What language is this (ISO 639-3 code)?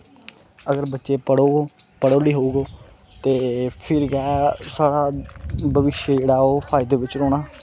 doi